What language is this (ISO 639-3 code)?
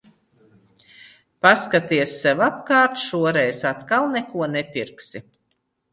lav